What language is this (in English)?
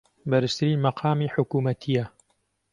Central Kurdish